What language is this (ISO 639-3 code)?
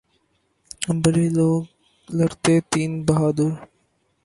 urd